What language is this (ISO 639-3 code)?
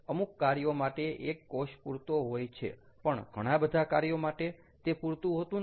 guj